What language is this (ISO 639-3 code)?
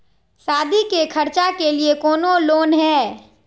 mag